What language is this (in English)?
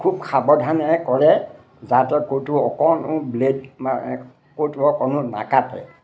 Assamese